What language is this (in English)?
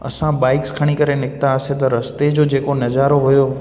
Sindhi